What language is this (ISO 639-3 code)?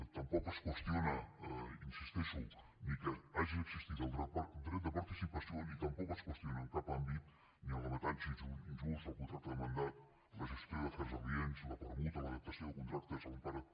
cat